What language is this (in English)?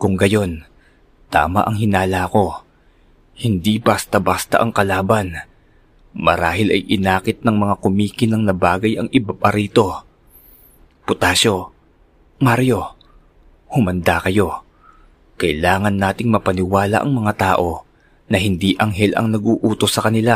Filipino